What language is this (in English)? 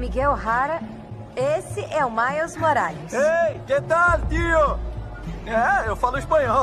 Portuguese